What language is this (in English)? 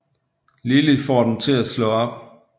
Danish